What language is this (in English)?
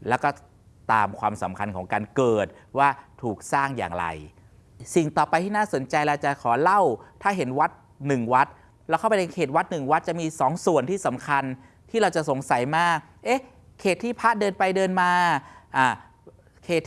Thai